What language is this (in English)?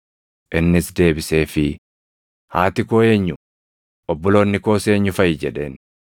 Oromo